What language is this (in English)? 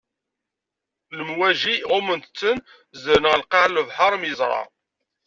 Kabyle